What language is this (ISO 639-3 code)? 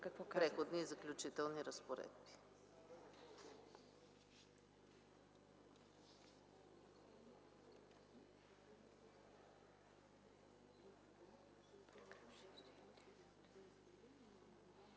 bul